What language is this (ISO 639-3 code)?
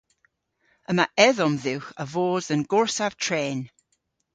cor